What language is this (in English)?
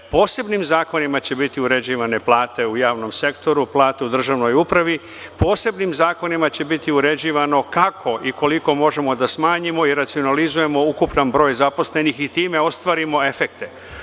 Serbian